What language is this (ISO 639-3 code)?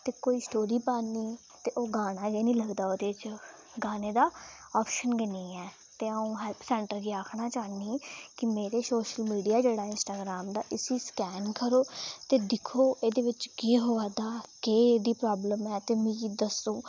doi